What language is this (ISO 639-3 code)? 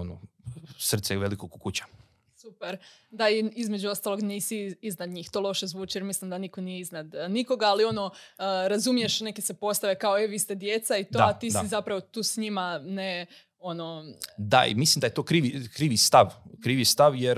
hrv